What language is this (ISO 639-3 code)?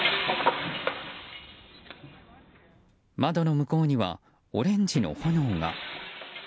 jpn